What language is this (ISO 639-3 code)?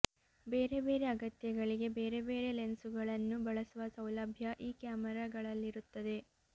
kan